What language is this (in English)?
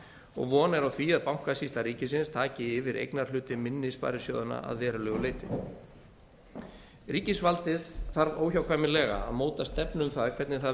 Icelandic